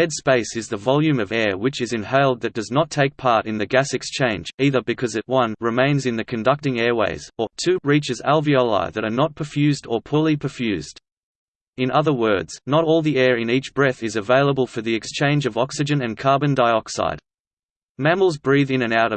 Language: English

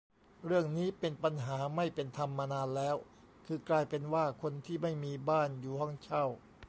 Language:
Thai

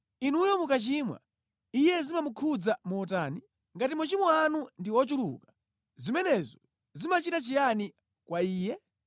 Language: Nyanja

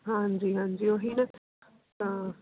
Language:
Punjabi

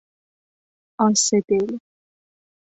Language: Persian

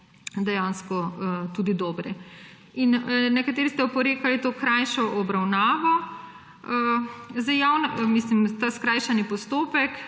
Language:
Slovenian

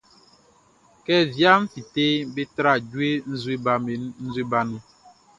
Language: Baoulé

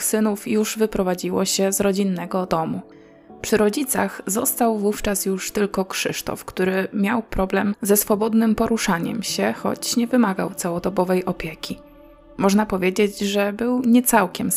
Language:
Polish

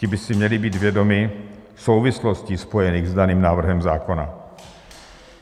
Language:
Czech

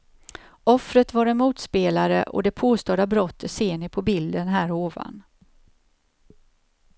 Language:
Swedish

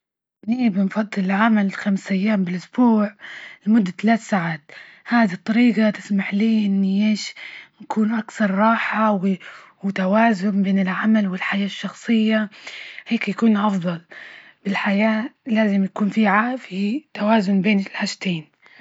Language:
Libyan Arabic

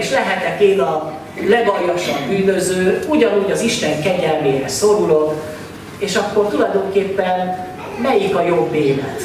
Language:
Hungarian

